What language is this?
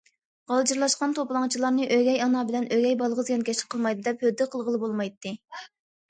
Uyghur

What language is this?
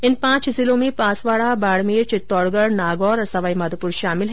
Hindi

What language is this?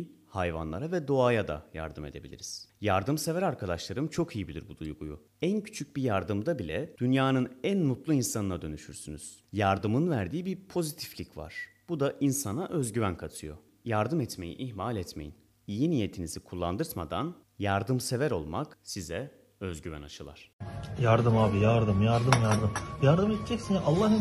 Turkish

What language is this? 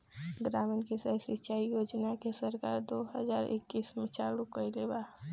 Bhojpuri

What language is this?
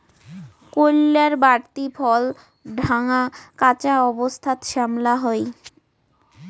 Bangla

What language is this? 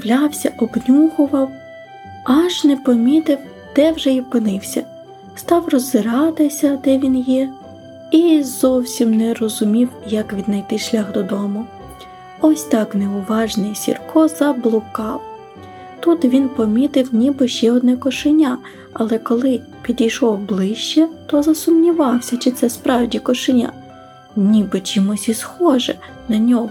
Ukrainian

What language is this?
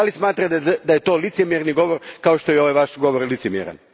Croatian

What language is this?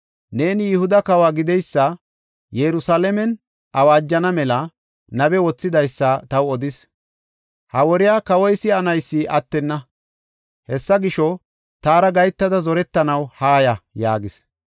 Gofa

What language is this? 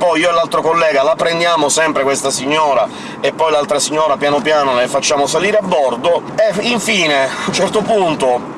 Italian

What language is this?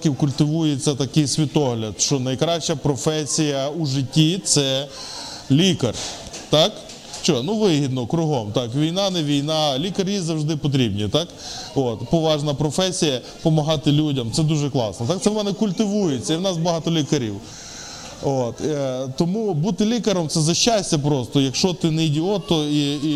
Ukrainian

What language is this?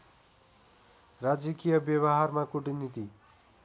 Nepali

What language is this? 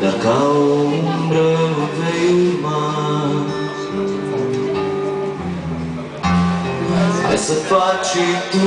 Romanian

